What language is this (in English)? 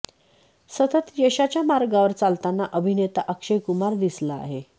Marathi